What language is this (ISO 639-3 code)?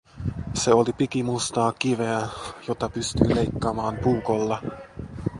fin